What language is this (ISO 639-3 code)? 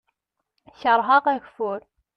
kab